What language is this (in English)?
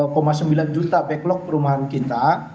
Indonesian